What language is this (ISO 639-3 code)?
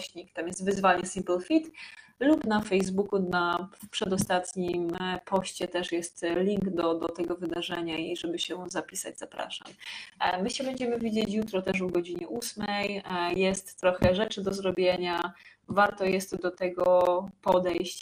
pol